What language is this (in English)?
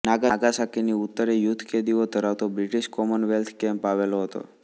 Gujarati